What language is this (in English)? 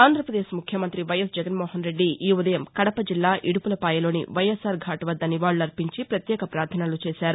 Telugu